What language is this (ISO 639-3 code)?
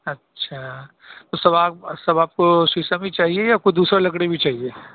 urd